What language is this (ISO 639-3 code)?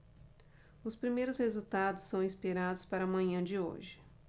por